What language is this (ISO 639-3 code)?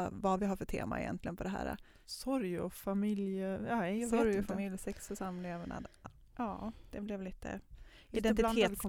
swe